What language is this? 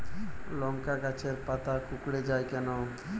Bangla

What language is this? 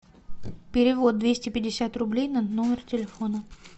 Russian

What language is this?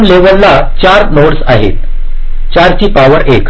Marathi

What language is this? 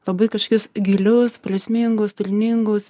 Lithuanian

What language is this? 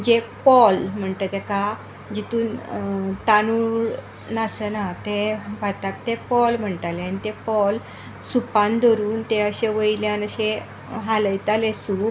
Konkani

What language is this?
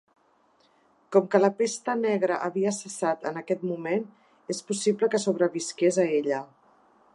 Catalan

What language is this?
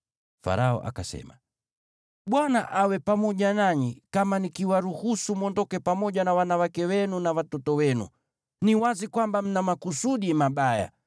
Swahili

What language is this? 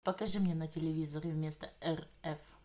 Russian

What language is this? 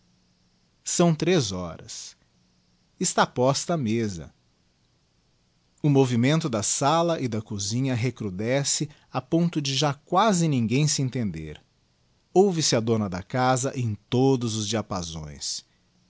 Portuguese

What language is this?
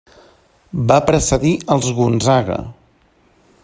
Catalan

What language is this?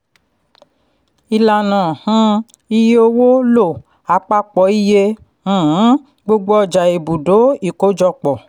Yoruba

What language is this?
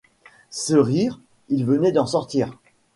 French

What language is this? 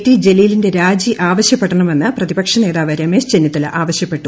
Malayalam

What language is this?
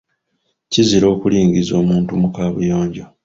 Ganda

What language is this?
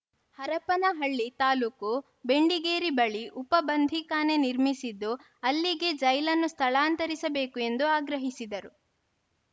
Kannada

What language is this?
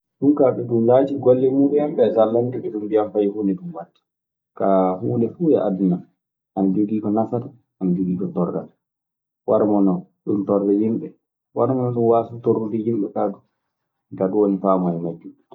Maasina Fulfulde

